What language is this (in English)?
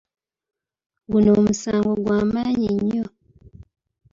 Ganda